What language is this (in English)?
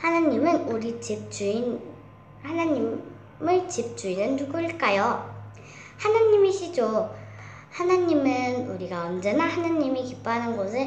Korean